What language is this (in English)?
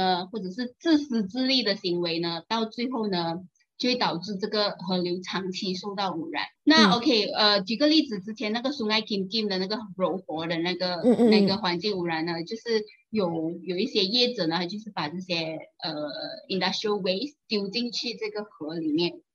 Chinese